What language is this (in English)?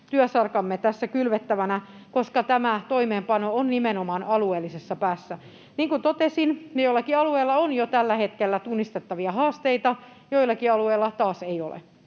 Finnish